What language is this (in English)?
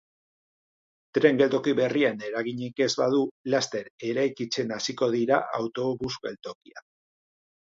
Basque